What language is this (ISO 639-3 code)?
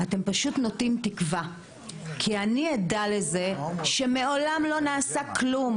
heb